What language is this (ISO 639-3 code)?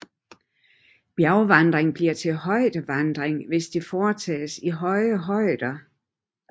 dan